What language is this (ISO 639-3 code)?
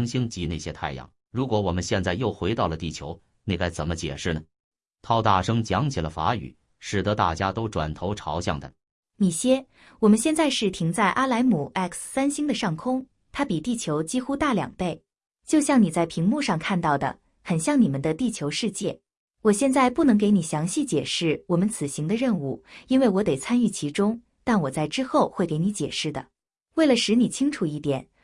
zho